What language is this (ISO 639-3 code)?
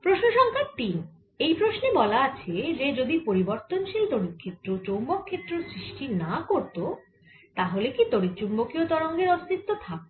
ben